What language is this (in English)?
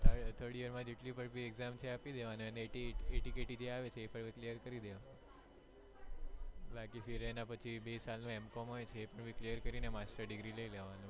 Gujarati